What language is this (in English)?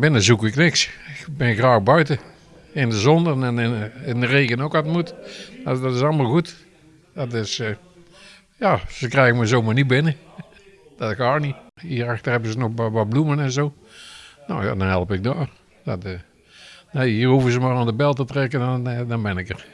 Dutch